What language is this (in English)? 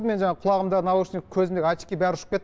Kazakh